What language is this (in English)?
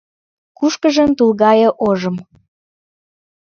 Mari